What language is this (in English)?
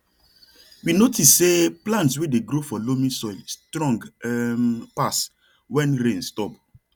Nigerian Pidgin